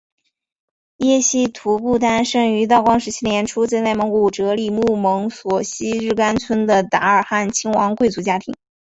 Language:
Chinese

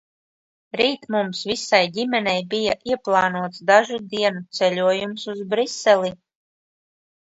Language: Latvian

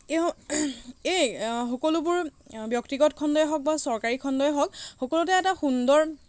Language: Assamese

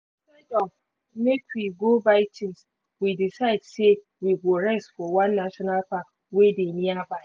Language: Nigerian Pidgin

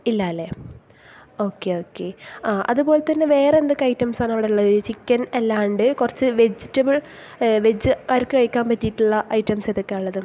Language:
Malayalam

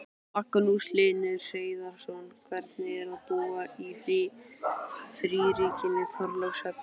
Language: Icelandic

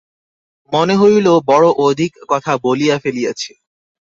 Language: Bangla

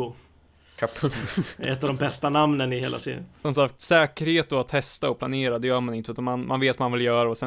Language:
Swedish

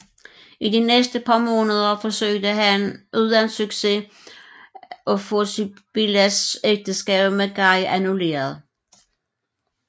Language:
Danish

